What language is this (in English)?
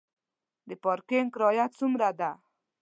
Pashto